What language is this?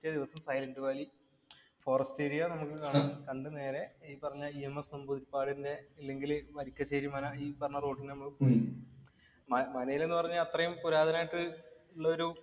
Malayalam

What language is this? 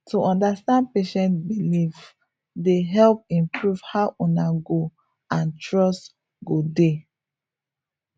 Nigerian Pidgin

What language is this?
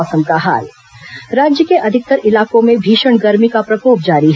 Hindi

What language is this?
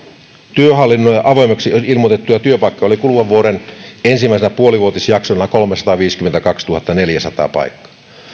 Finnish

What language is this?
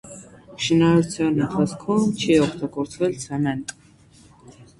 Armenian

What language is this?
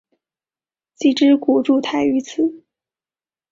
Chinese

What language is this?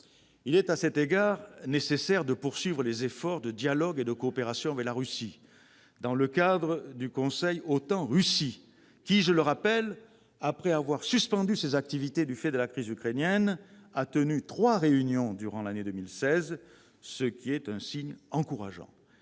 French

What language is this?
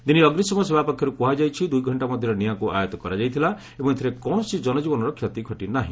Odia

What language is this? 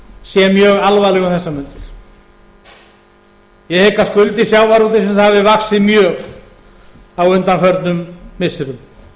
Icelandic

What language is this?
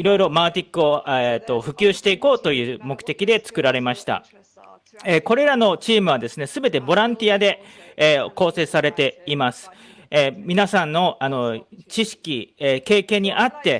Japanese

